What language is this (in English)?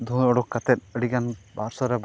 Santali